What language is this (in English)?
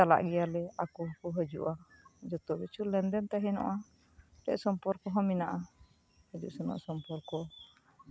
Santali